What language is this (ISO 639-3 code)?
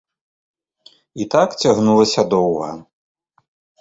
bel